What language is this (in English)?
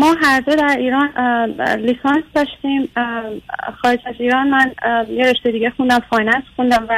Persian